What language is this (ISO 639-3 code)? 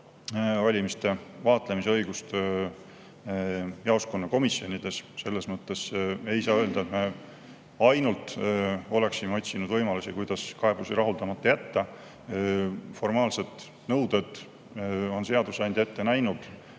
est